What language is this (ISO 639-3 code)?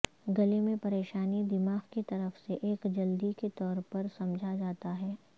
urd